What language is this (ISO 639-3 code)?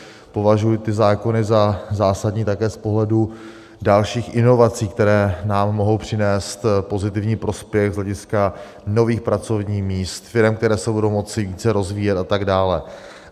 ces